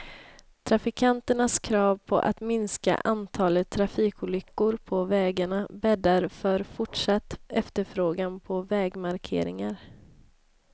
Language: Swedish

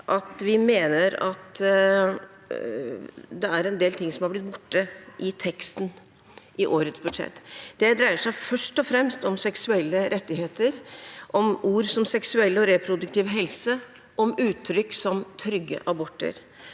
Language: Norwegian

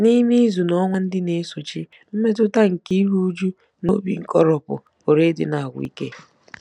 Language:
Igbo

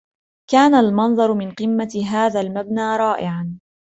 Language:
Arabic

